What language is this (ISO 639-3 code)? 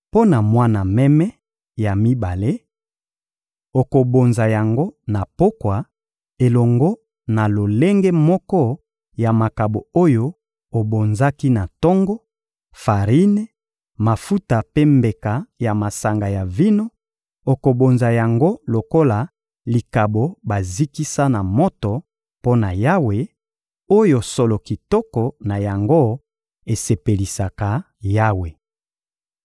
lin